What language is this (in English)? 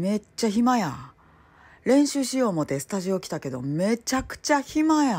Japanese